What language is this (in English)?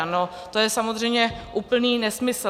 Czech